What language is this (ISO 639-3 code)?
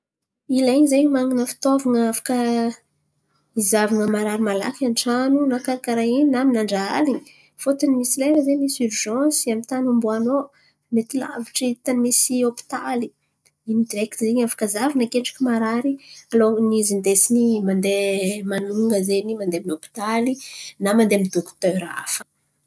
xmv